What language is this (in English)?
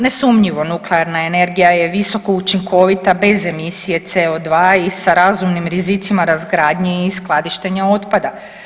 Croatian